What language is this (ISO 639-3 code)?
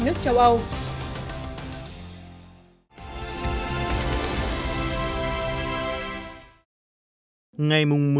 vie